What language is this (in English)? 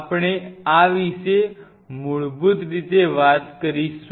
Gujarati